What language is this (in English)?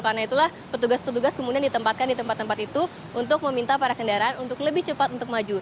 Indonesian